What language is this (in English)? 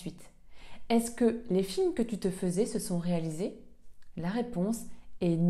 French